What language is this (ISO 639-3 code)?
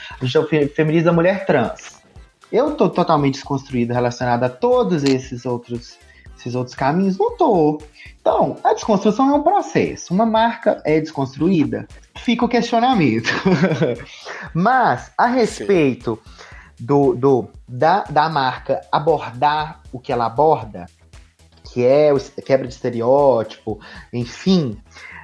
por